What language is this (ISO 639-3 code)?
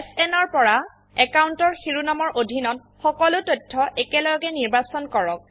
asm